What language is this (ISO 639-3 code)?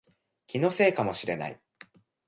jpn